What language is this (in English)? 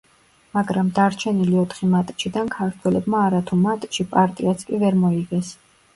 Georgian